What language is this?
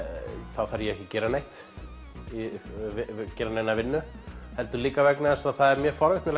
Icelandic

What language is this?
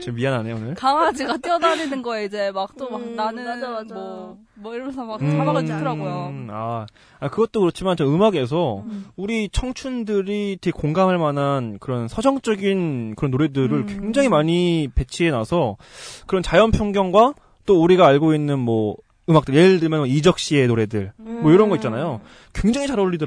Korean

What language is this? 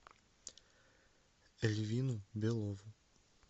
Russian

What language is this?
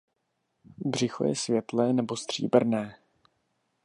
Czech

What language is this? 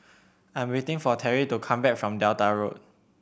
English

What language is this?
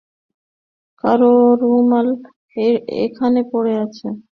Bangla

